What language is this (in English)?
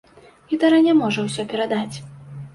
Belarusian